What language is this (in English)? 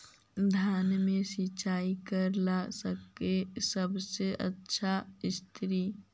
Magahi